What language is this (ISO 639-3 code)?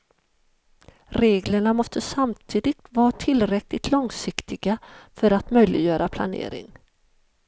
swe